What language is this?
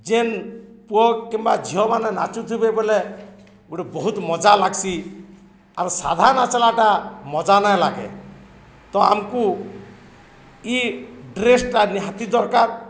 Odia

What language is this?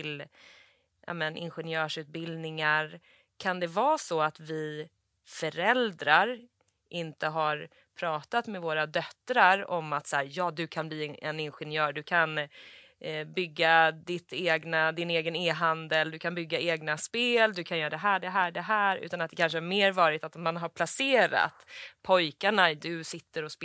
Swedish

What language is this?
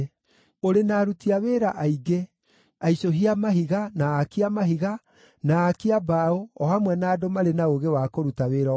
Kikuyu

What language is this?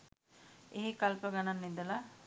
Sinhala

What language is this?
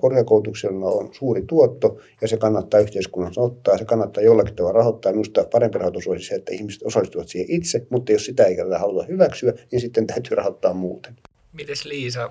Finnish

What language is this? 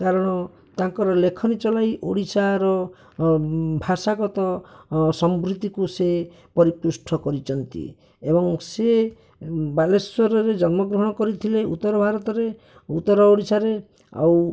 Odia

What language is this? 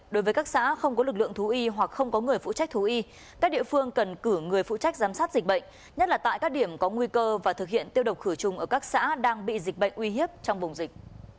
Vietnamese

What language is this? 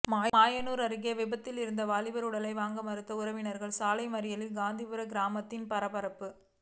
Tamil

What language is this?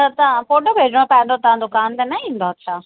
Sindhi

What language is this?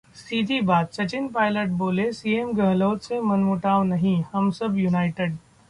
Hindi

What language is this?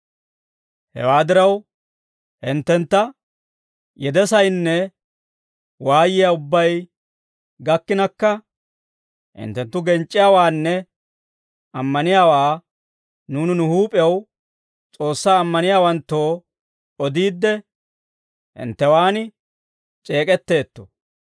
Dawro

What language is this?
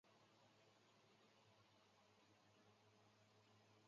Chinese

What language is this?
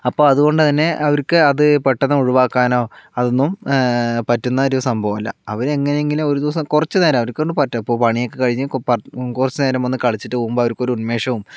Malayalam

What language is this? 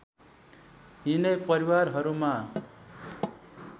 Nepali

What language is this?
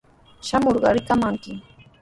Sihuas Ancash Quechua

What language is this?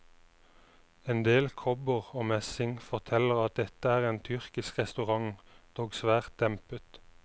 Norwegian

